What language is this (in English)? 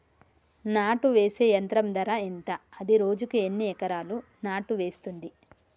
Telugu